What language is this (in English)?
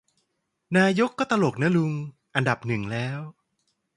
Thai